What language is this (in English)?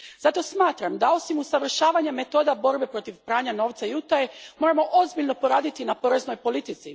Croatian